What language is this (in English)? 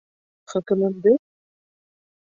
Bashkir